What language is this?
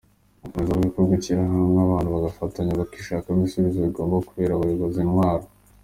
Kinyarwanda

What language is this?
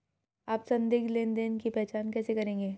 Hindi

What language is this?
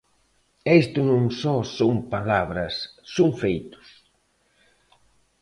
Galician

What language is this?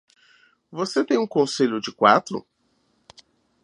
Portuguese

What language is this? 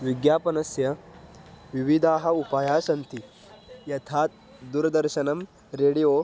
Sanskrit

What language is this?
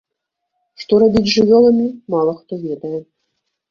Belarusian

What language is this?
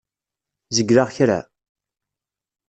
Kabyle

